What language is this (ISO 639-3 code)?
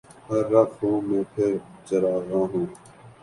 urd